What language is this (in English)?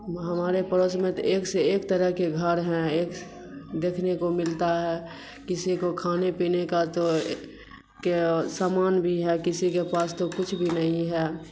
Urdu